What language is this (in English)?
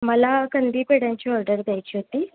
Marathi